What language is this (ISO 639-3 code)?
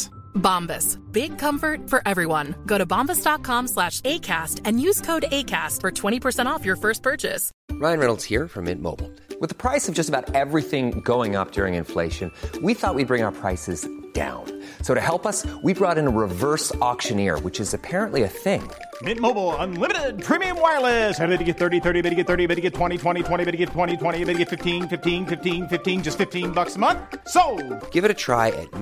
urd